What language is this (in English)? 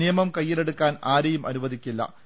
Malayalam